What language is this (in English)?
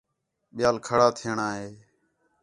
Khetrani